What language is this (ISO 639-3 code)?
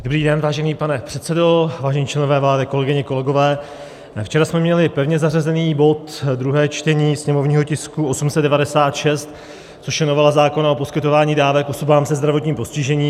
ces